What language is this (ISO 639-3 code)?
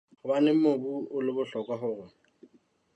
sot